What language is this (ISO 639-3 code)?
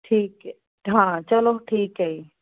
pan